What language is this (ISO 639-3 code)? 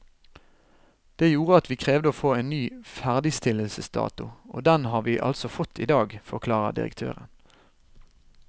nor